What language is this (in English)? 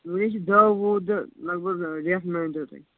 Kashmiri